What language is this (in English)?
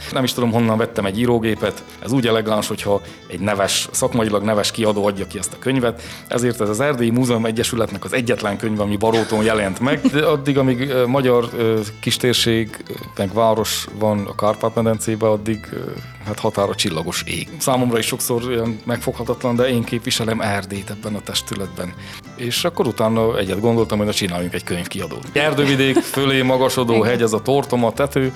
Hungarian